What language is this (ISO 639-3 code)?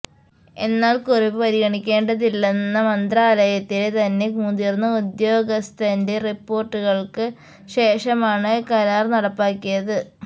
mal